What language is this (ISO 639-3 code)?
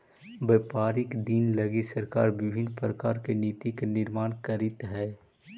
mag